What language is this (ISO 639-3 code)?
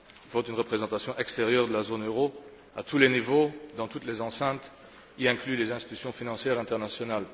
fra